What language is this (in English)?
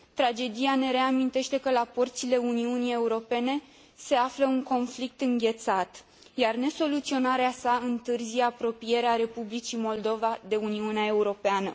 Romanian